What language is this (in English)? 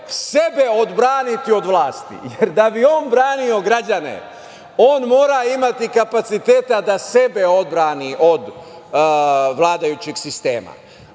Serbian